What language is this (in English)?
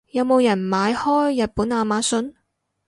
Cantonese